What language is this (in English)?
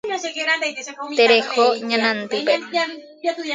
Guarani